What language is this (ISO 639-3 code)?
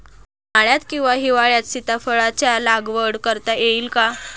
mar